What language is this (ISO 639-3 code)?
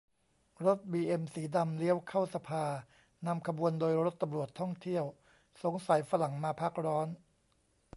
tha